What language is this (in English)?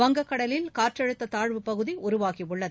Tamil